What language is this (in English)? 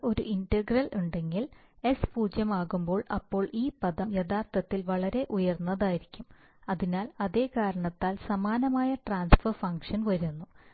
Malayalam